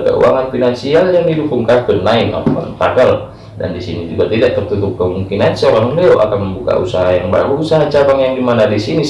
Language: Indonesian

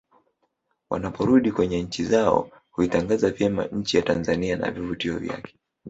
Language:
Swahili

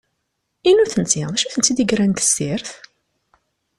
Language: Kabyle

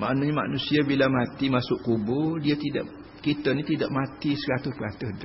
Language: Malay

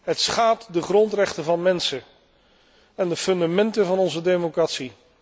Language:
Dutch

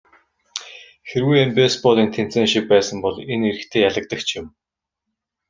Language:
Mongolian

